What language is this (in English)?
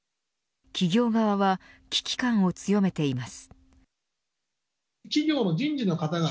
Japanese